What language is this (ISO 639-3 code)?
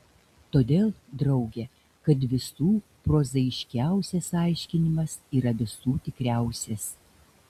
lit